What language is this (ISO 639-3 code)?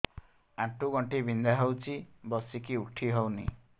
ori